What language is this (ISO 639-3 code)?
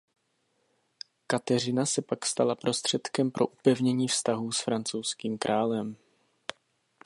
ces